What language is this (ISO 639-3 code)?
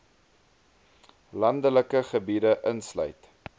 afr